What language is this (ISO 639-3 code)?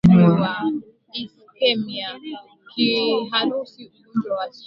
swa